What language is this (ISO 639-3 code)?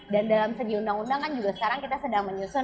ind